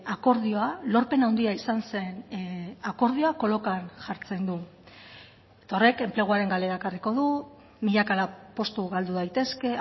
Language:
Basque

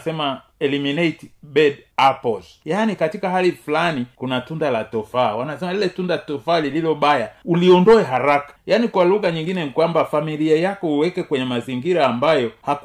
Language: Swahili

